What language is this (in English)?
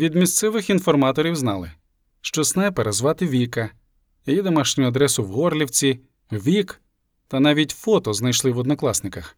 Ukrainian